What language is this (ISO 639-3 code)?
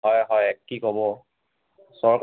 asm